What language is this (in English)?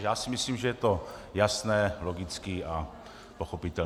Czech